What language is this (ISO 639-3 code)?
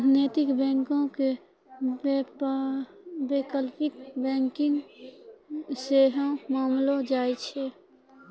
mai